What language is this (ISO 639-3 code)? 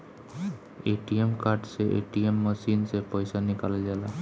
bho